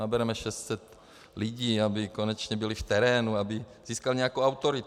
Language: Czech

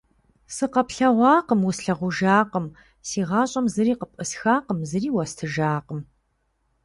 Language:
Kabardian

